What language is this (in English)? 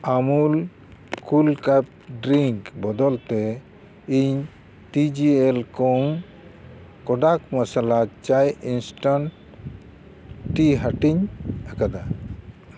Santali